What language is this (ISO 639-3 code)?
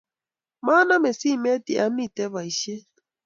kln